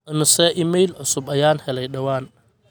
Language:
Somali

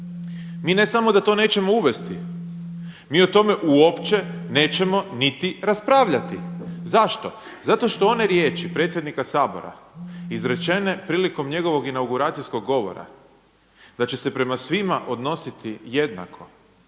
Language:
Croatian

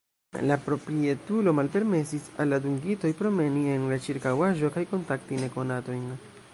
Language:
Esperanto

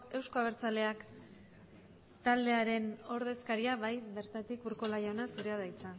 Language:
Basque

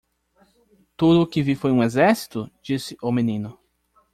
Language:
Portuguese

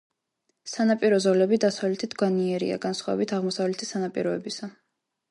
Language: Georgian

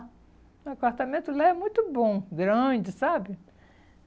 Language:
Portuguese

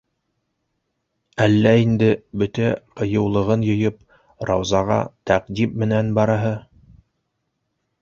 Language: Bashkir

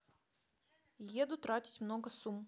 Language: Russian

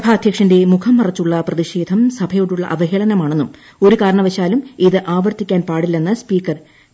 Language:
Malayalam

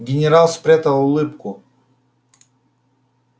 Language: Russian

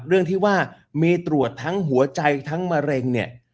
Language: Thai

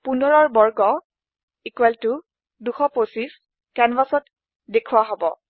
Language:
Assamese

